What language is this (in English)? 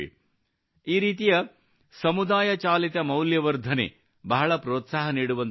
Kannada